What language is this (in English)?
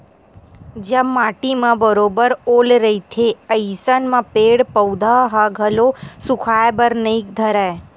Chhattisgarhi